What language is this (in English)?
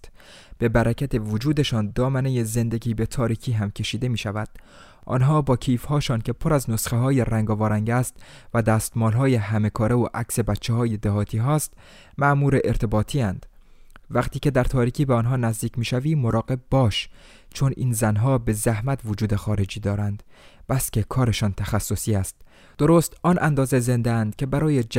Persian